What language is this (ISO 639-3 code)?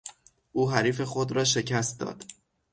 fas